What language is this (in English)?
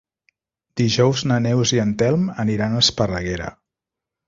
Catalan